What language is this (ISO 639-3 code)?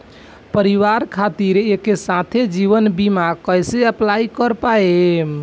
bho